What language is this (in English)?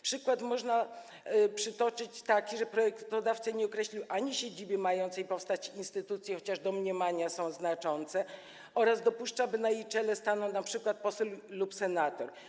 Polish